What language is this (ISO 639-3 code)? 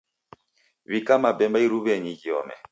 dav